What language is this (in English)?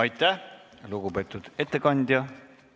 Estonian